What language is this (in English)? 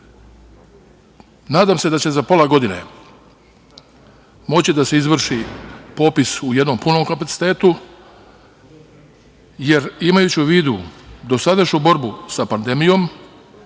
Serbian